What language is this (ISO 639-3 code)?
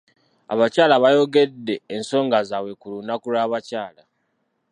lug